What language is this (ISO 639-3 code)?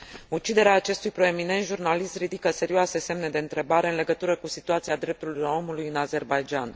ron